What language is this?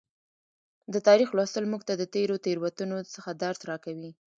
Pashto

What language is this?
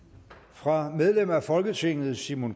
Danish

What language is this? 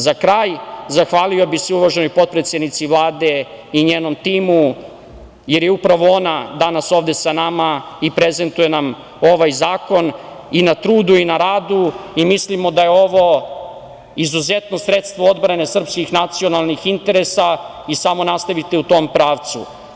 Serbian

